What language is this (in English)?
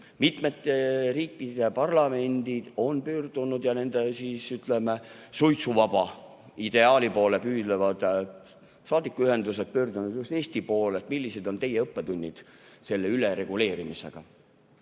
Estonian